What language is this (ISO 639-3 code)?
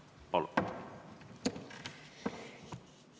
est